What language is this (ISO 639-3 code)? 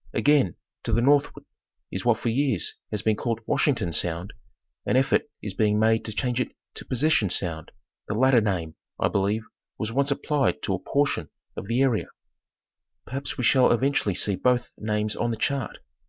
eng